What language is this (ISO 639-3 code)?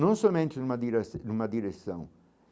por